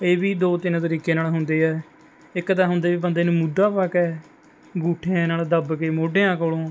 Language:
Punjabi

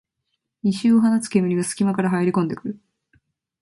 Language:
Japanese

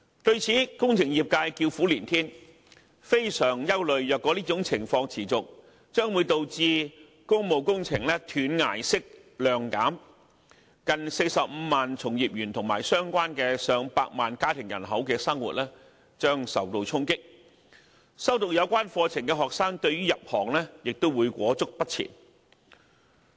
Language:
Cantonese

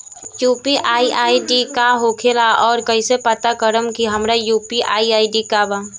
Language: Bhojpuri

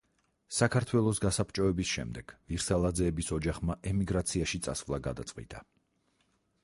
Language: Georgian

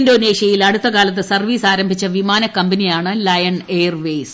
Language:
Malayalam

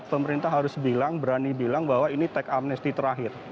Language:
Indonesian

